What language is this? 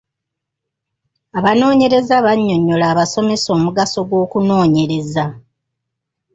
Ganda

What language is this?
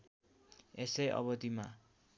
Nepali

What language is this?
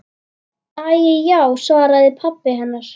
Icelandic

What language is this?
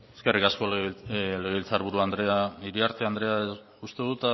Basque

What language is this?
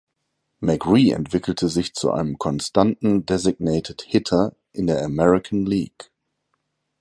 German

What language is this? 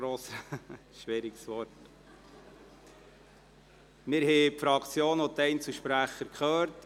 Swiss German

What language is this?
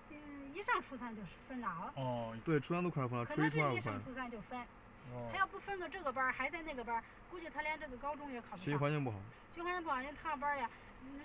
Chinese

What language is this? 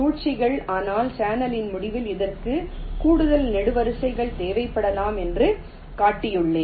Tamil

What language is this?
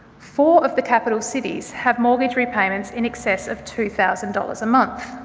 English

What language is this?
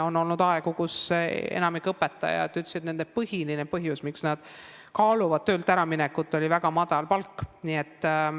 Estonian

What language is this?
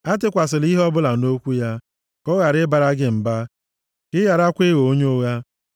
Igbo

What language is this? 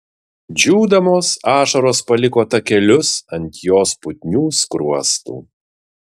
Lithuanian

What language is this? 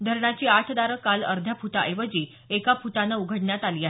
Marathi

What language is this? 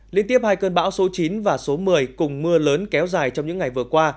Vietnamese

